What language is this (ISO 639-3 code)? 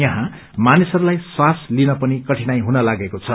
nep